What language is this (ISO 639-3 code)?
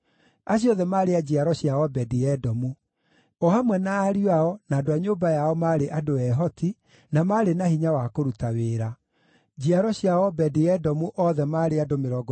kik